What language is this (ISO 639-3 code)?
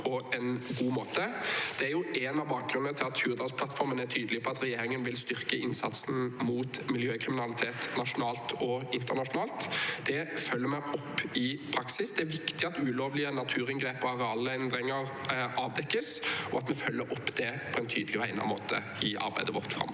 nor